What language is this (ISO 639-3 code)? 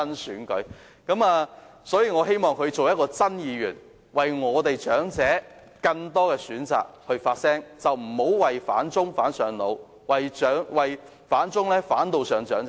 yue